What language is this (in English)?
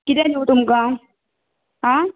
Konkani